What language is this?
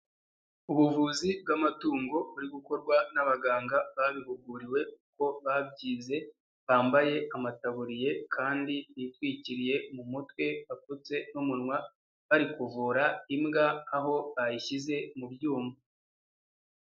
Kinyarwanda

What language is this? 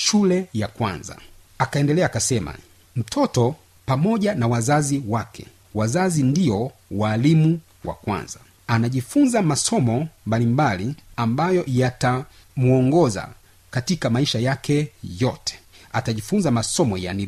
Swahili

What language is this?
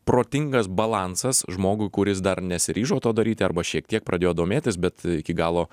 Lithuanian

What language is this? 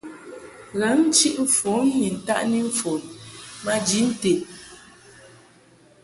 Mungaka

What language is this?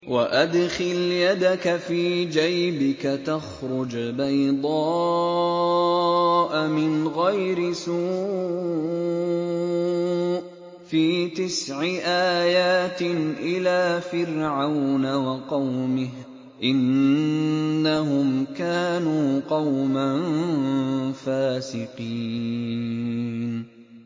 Arabic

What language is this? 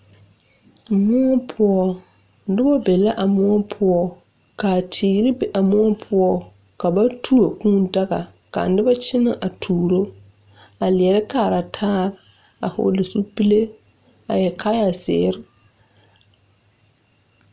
Southern Dagaare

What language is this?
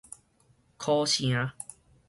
Min Nan Chinese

